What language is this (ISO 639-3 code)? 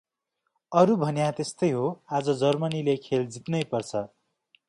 nep